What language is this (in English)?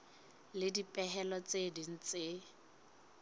Southern Sotho